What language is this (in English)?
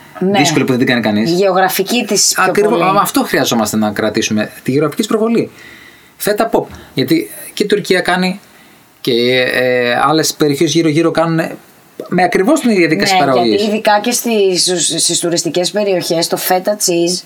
Greek